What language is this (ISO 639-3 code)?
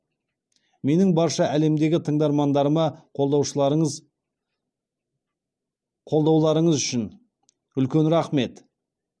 kaz